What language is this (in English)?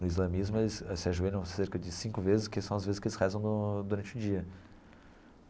Portuguese